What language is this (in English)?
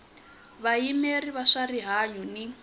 Tsonga